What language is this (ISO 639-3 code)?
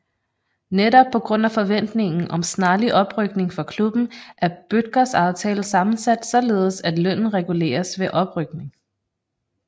dan